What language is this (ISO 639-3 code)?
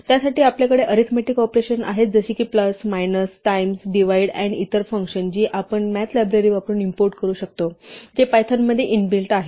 mar